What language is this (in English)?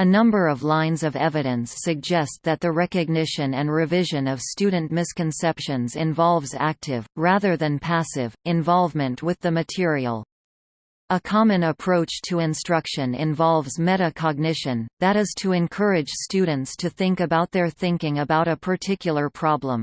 English